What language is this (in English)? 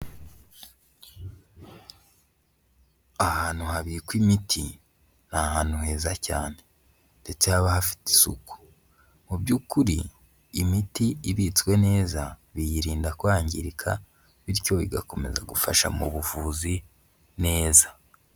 Kinyarwanda